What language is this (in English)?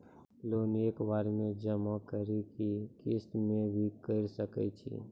Maithili